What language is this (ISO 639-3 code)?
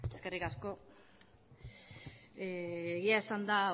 eus